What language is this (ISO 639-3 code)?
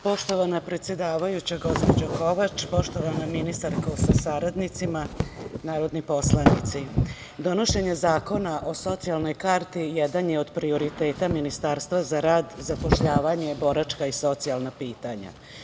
srp